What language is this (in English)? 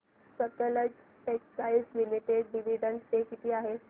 Marathi